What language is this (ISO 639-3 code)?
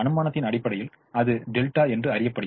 tam